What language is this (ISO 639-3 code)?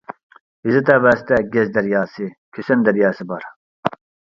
uig